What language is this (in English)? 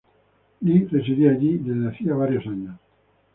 Spanish